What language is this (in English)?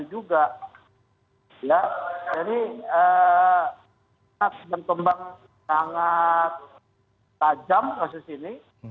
Indonesian